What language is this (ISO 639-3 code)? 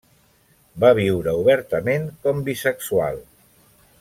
cat